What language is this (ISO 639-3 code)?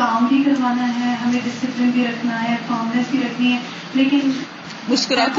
urd